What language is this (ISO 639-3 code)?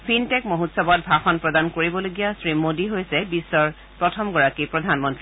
asm